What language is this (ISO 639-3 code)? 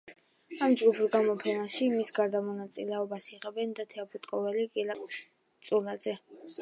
kat